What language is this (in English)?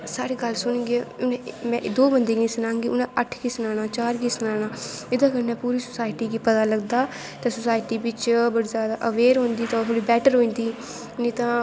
Dogri